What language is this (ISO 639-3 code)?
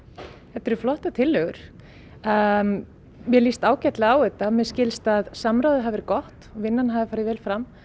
isl